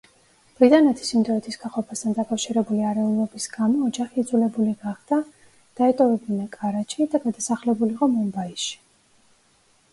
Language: Georgian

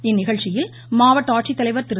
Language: Tamil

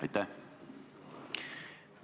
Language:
Estonian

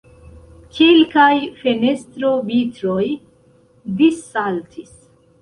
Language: Esperanto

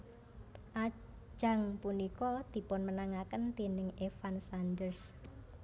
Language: Javanese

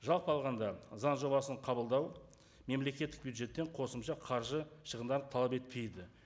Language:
Kazakh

